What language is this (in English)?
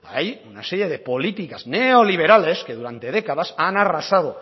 Spanish